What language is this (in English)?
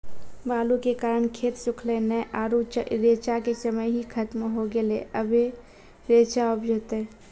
Maithili